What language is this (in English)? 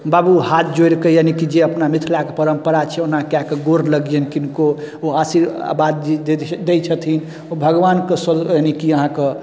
Maithili